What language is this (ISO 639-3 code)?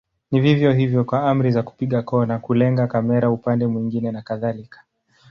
swa